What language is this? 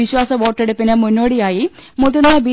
Malayalam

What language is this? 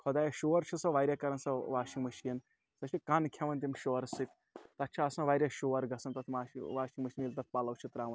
Kashmiri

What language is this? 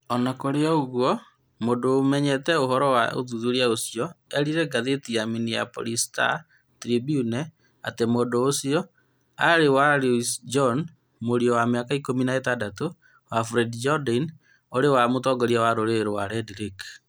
Kikuyu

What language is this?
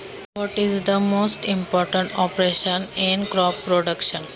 Marathi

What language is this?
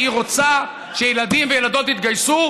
Hebrew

